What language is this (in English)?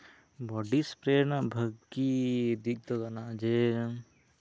Santali